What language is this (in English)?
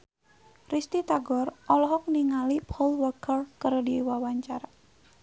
Sundanese